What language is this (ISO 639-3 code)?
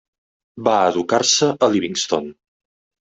cat